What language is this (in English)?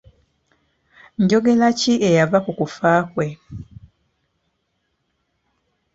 Ganda